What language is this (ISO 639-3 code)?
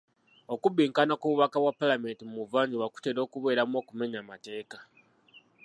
lug